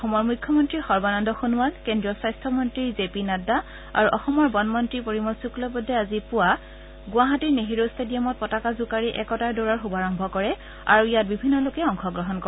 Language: Assamese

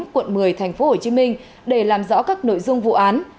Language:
Vietnamese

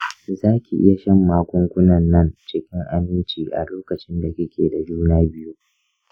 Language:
Hausa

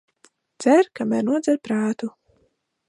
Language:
Latvian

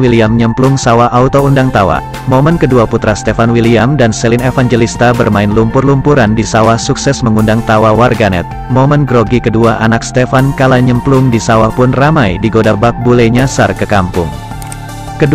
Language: Indonesian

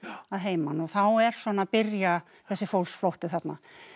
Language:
Icelandic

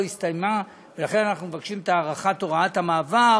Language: Hebrew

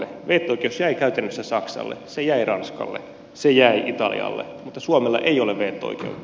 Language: Finnish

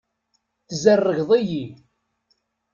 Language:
Kabyle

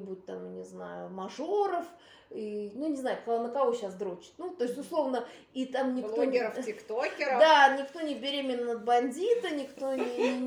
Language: Russian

